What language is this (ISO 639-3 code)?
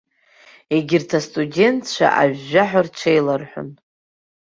abk